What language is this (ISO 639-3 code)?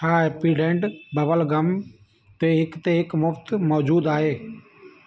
snd